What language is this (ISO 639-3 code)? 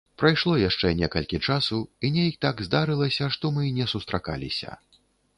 bel